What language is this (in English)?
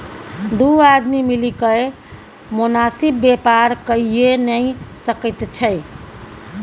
Maithili